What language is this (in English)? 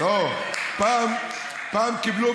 Hebrew